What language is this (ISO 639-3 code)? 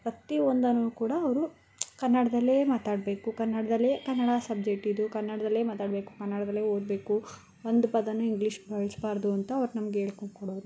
kan